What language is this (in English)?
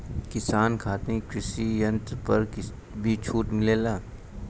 Bhojpuri